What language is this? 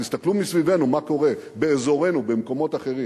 Hebrew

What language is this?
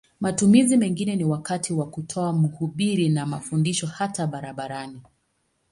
Swahili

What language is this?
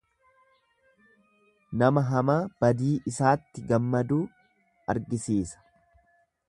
Oromo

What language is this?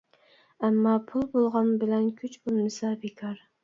Uyghur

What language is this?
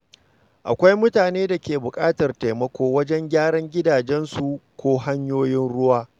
Hausa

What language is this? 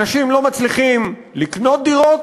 Hebrew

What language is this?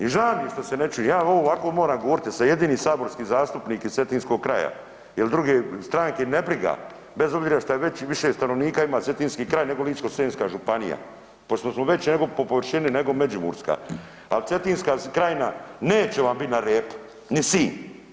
Croatian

